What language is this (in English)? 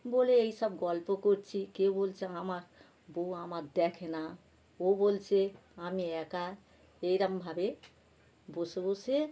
Bangla